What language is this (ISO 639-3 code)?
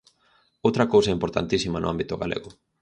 glg